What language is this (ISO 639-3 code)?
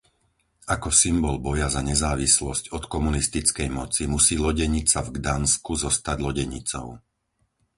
slk